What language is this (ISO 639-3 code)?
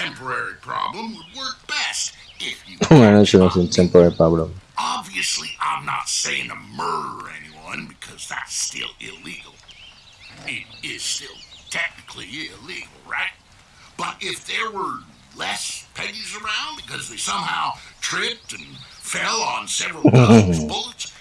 ind